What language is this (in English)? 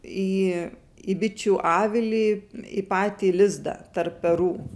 Lithuanian